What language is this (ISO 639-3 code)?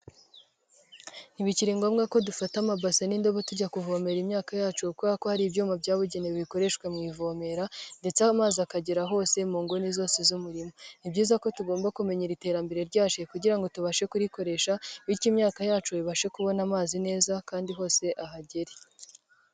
kin